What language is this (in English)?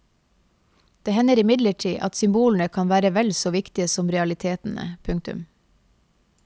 Norwegian